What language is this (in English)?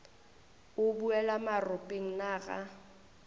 Northern Sotho